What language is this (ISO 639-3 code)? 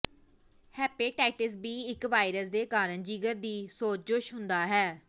pan